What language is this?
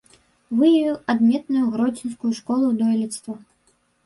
Belarusian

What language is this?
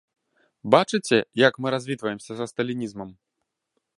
Belarusian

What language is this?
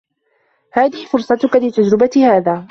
Arabic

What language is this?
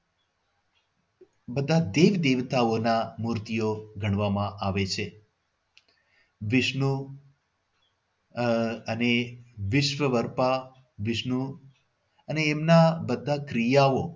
Gujarati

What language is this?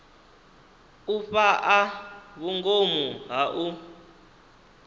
Venda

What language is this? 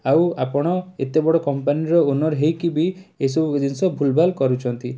Odia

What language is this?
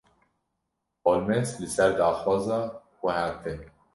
Kurdish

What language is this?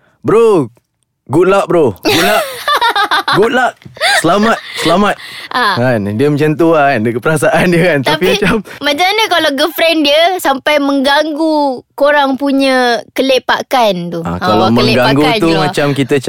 Malay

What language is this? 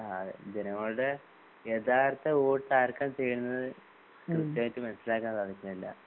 Malayalam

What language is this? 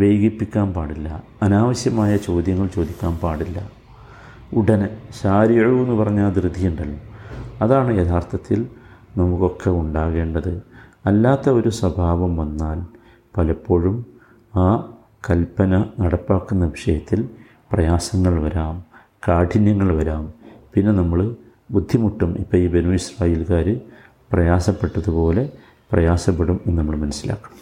Malayalam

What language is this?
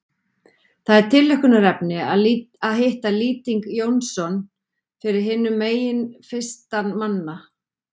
Icelandic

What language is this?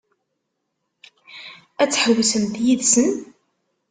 Kabyle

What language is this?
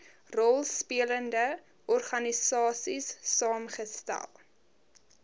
Afrikaans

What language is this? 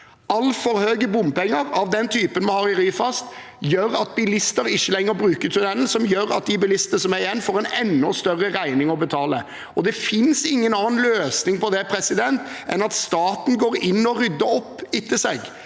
Norwegian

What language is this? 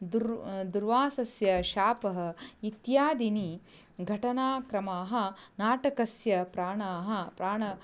Sanskrit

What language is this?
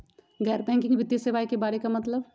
Magahi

